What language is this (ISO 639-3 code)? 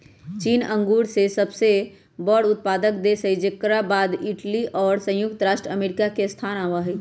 mag